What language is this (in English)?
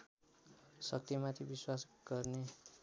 Nepali